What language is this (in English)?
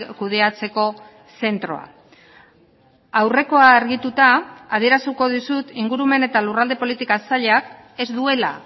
Basque